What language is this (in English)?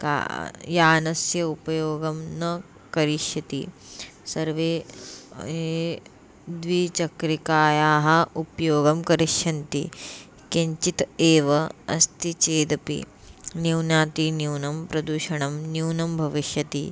Sanskrit